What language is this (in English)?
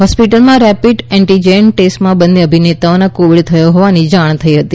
Gujarati